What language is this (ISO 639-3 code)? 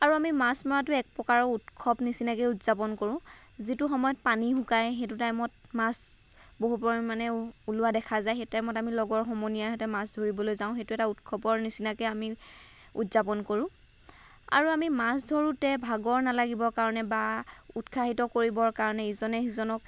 asm